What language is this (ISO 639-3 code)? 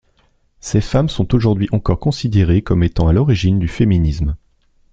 fra